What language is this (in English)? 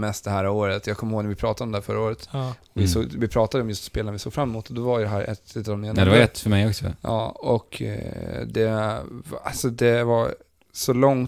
Swedish